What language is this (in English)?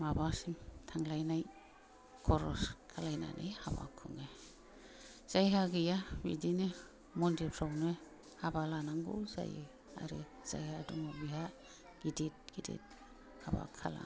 Bodo